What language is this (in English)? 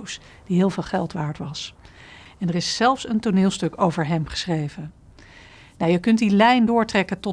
Dutch